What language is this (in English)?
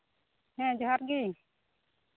Santali